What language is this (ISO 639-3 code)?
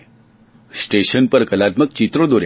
guj